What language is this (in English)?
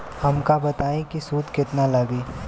Bhojpuri